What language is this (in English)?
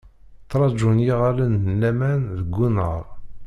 Kabyle